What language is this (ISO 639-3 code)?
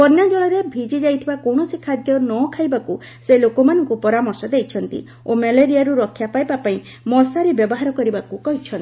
ori